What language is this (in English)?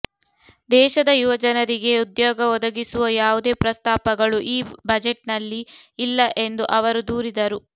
Kannada